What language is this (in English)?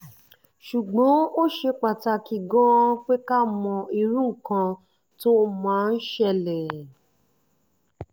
Yoruba